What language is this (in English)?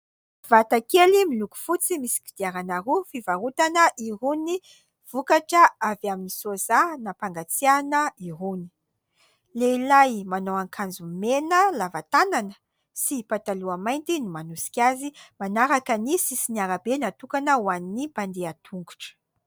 Malagasy